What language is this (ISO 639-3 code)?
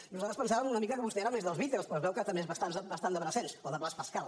cat